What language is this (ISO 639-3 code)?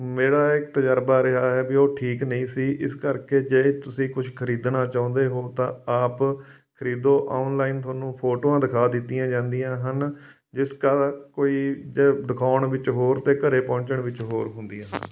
pan